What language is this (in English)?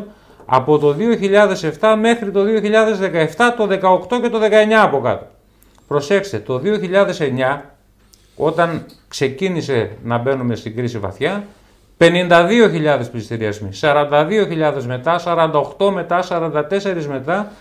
Greek